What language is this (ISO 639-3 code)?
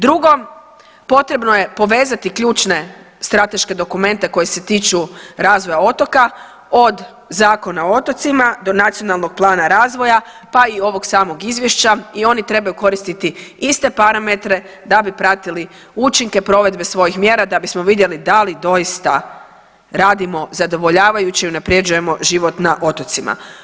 hrv